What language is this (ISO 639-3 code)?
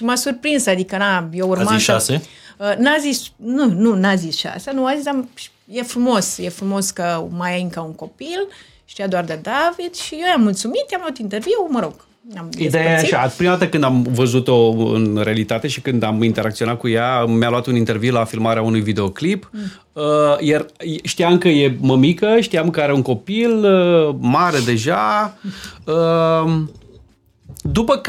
ron